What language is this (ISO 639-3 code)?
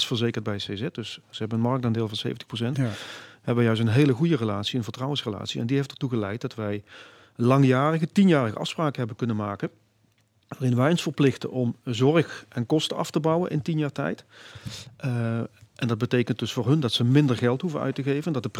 nld